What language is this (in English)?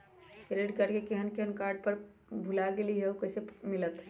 Magahi